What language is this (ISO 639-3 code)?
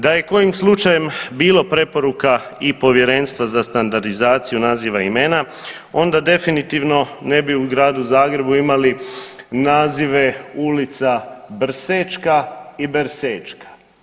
hrv